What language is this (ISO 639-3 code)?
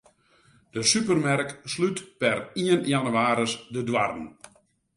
fry